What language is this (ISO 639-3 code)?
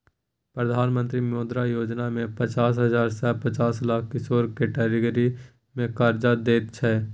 mai